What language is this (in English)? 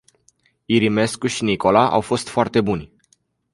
Romanian